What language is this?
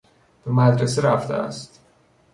Persian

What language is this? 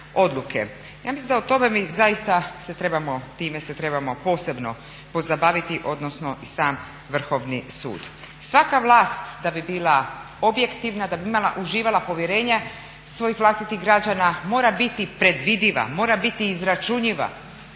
Croatian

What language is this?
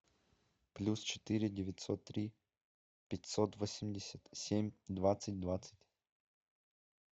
Russian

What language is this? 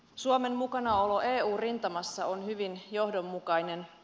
Finnish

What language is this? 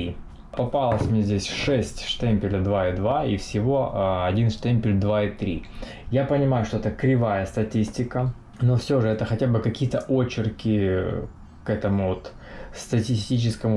Russian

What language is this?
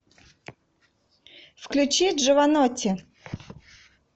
Russian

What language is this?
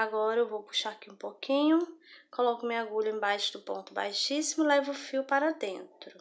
Portuguese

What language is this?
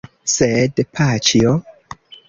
Esperanto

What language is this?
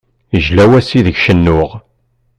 Kabyle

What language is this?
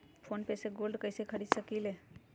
Magahi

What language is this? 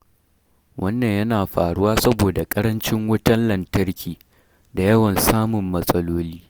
Hausa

